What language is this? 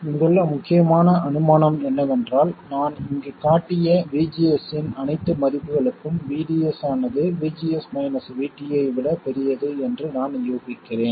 Tamil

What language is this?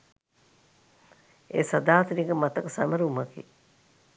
Sinhala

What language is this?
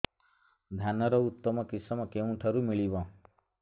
Odia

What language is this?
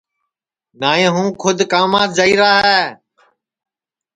Sansi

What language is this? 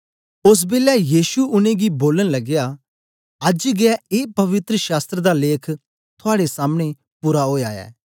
Dogri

